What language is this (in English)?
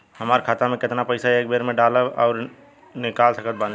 Bhojpuri